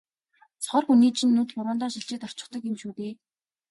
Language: Mongolian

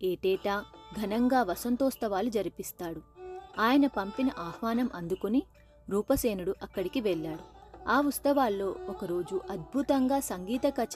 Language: Telugu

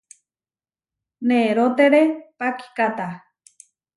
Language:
Huarijio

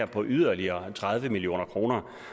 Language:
Danish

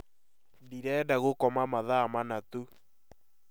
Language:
Kikuyu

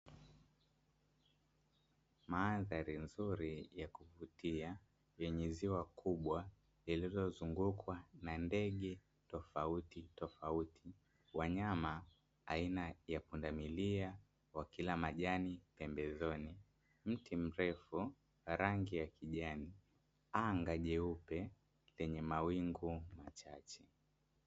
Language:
Swahili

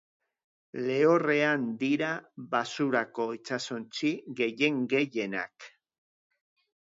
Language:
Basque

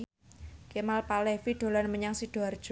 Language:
Javanese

